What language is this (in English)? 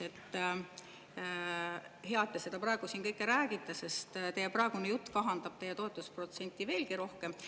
Estonian